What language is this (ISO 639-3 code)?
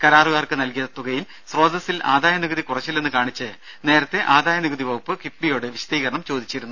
mal